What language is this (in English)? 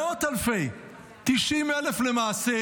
Hebrew